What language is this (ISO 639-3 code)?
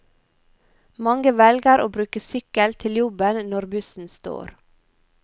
nor